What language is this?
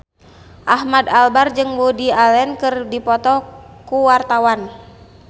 Sundanese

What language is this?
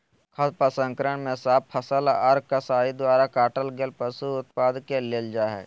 Magahi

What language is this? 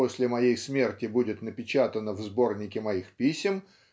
Russian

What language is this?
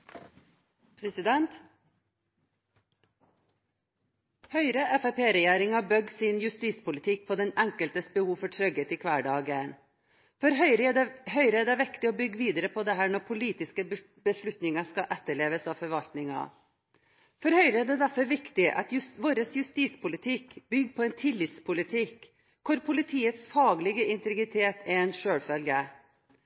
Norwegian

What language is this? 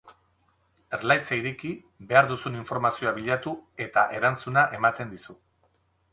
Basque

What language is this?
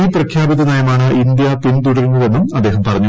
Malayalam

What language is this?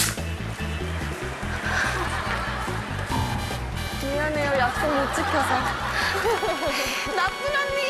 Korean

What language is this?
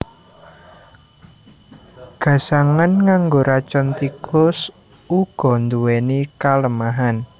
Javanese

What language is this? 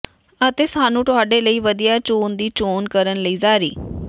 Punjabi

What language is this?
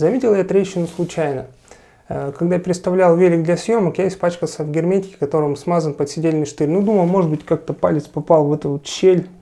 Russian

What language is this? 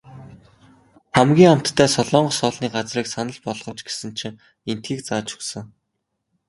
Mongolian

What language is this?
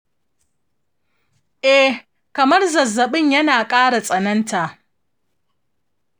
Hausa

